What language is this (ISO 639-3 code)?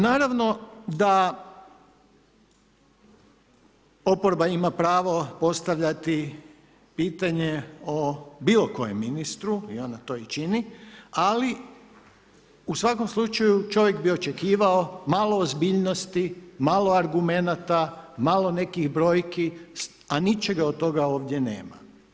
hrv